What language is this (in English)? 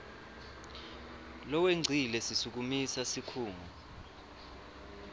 Swati